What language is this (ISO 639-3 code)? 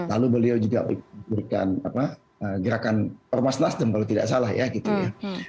ind